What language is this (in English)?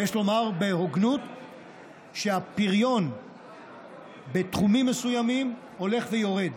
Hebrew